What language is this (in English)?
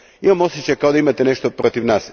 Croatian